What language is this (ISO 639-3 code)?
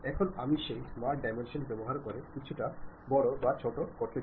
ben